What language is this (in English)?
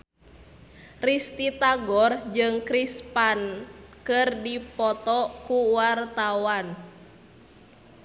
Sundanese